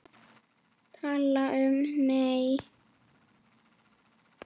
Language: Icelandic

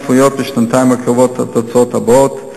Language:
Hebrew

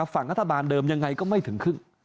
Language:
Thai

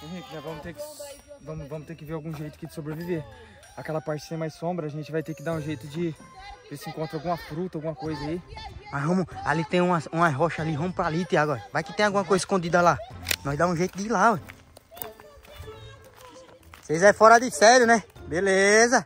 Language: Portuguese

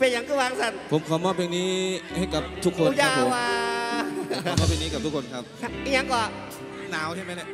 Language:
Thai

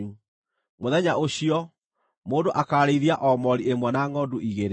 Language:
Kikuyu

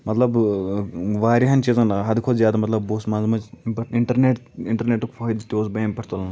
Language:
Kashmiri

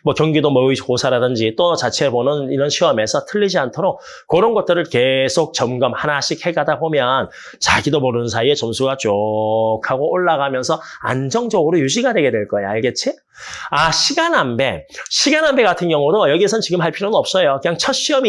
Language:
Korean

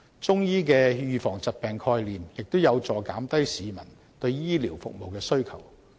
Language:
Cantonese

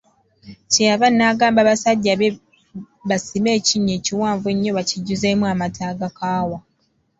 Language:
Ganda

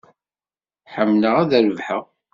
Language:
Kabyle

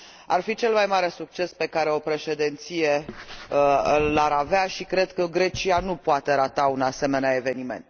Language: Romanian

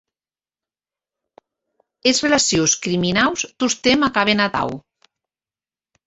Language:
Occitan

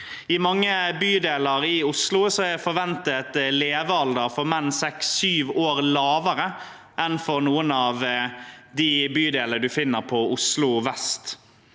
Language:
Norwegian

